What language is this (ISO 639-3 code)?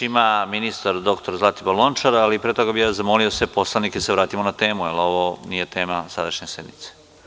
srp